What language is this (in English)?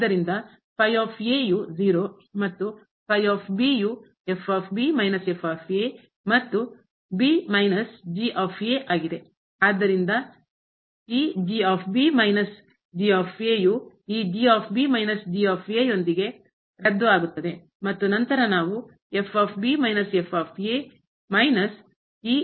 Kannada